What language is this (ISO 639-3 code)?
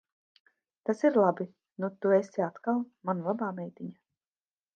lav